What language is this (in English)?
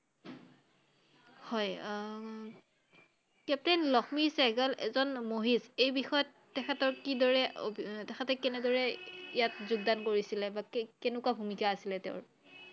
Assamese